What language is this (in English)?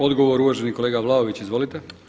Croatian